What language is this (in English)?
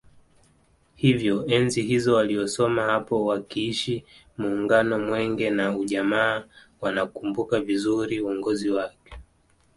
Swahili